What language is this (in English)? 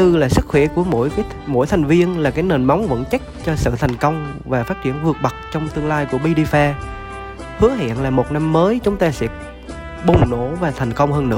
Vietnamese